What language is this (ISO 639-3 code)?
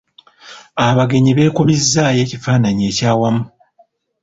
lug